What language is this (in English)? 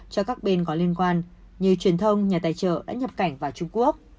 Vietnamese